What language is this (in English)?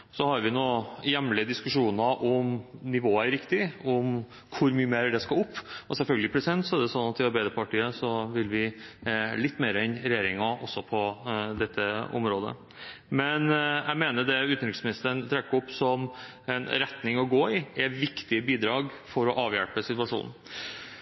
Norwegian Bokmål